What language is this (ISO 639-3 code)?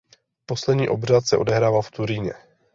ces